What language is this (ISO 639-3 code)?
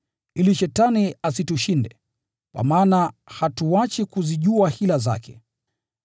swa